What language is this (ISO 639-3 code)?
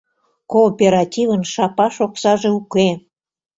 chm